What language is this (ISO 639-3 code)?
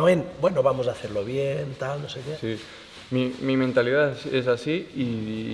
spa